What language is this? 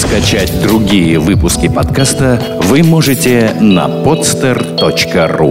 Russian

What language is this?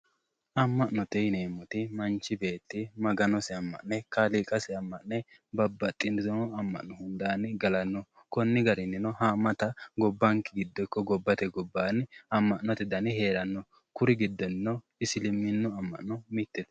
Sidamo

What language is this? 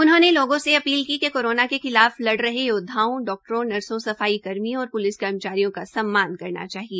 Hindi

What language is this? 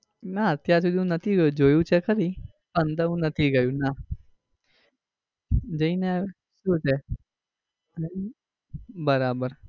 Gujarati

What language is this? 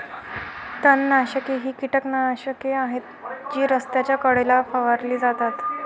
Marathi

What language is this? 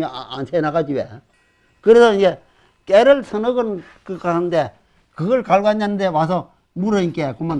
Korean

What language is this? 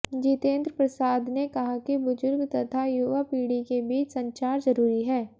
Hindi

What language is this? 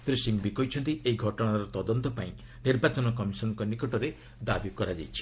Odia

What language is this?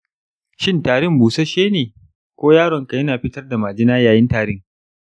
Hausa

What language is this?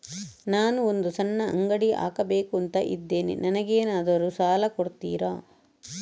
Kannada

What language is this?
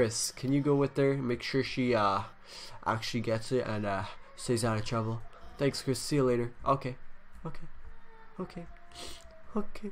English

